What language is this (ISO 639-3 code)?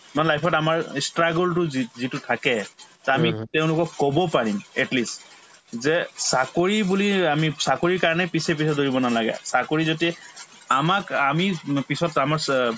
asm